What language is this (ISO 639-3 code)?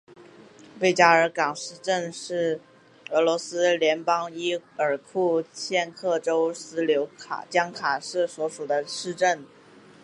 zho